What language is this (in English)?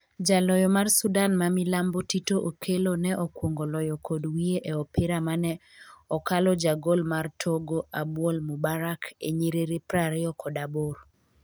Luo (Kenya and Tanzania)